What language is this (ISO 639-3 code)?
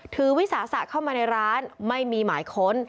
tha